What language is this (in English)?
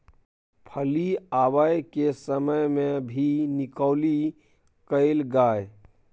Maithili